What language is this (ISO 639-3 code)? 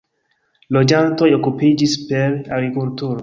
epo